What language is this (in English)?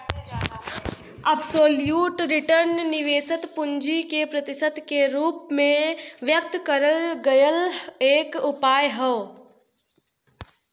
Bhojpuri